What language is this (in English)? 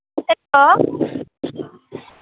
Bodo